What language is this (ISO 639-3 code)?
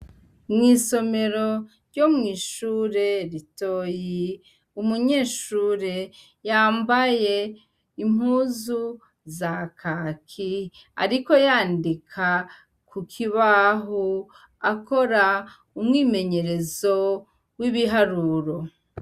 run